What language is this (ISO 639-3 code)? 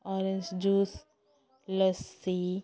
ori